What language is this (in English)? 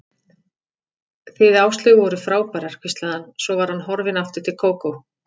Icelandic